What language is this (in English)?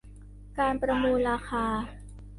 Thai